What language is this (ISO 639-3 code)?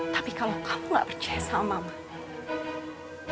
ind